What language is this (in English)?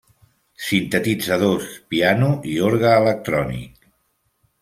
Catalan